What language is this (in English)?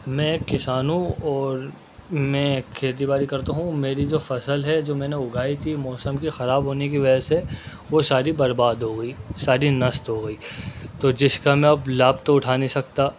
Urdu